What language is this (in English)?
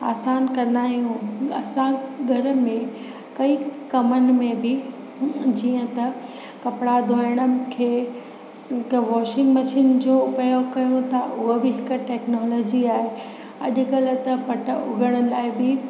Sindhi